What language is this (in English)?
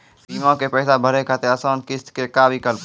Maithili